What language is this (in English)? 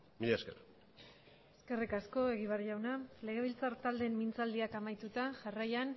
Basque